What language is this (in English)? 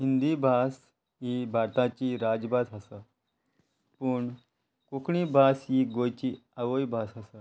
Konkani